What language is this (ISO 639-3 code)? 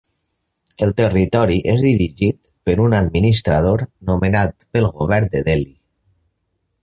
cat